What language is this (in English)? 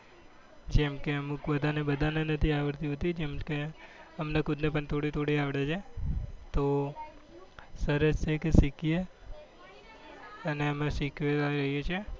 Gujarati